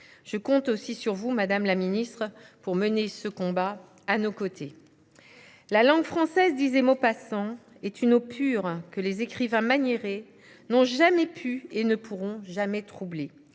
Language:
French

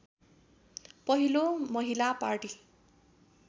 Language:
Nepali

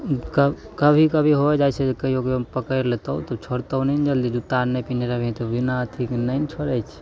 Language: Maithili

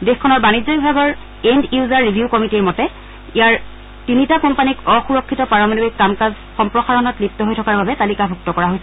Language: Assamese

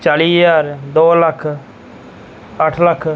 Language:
Punjabi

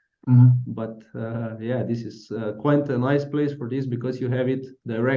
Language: English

